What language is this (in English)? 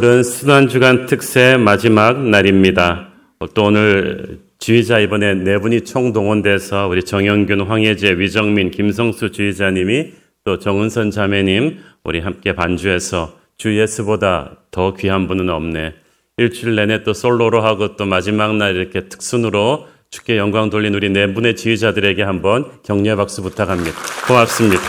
Korean